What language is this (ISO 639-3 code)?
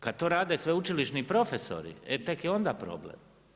hrv